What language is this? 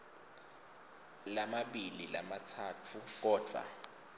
Swati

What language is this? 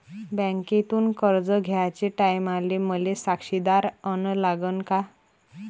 Marathi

